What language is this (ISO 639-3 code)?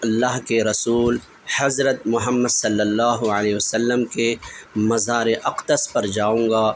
urd